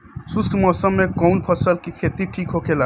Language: Bhojpuri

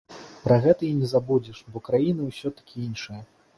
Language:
Belarusian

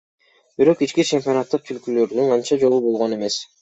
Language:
Kyrgyz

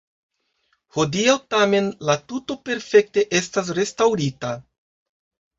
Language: Esperanto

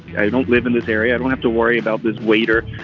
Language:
English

